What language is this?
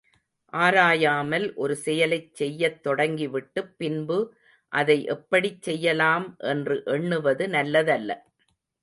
Tamil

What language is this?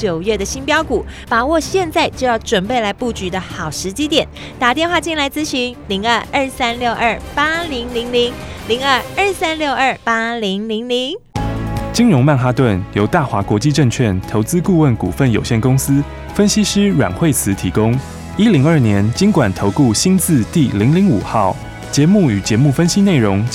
Chinese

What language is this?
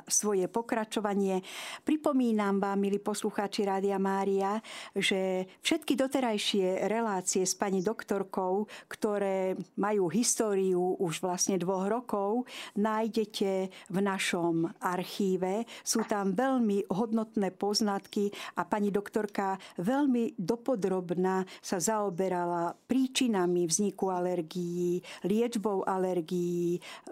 Slovak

